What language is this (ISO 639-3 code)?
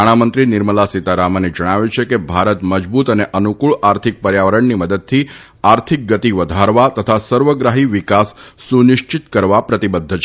guj